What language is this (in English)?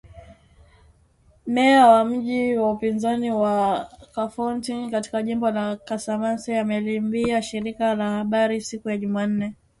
Swahili